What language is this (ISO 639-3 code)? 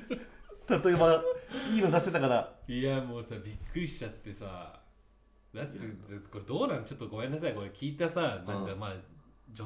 jpn